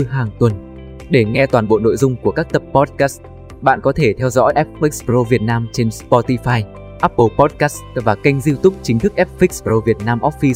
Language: Vietnamese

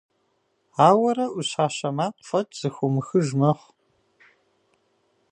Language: Kabardian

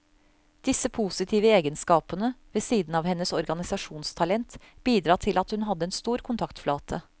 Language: Norwegian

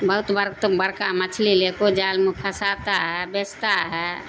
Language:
Urdu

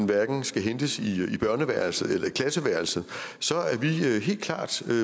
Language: Danish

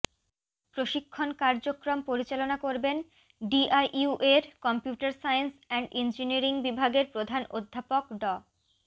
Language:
Bangla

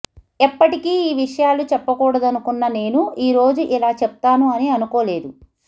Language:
Telugu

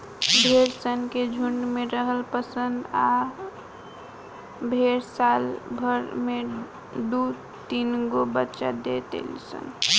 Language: Bhojpuri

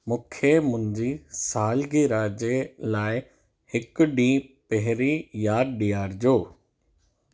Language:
Sindhi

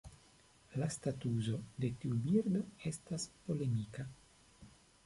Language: Esperanto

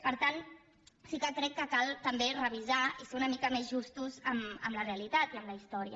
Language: Catalan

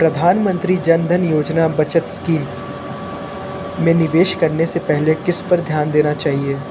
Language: Hindi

